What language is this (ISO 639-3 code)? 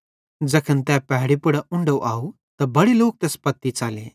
bhd